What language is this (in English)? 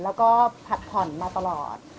Thai